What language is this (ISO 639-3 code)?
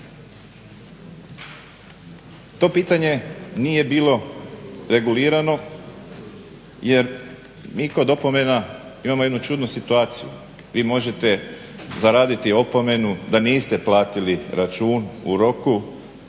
hrv